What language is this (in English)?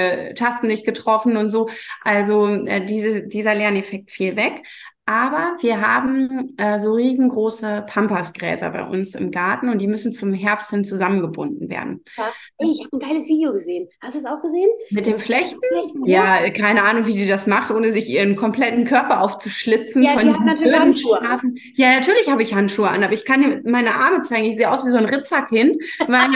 German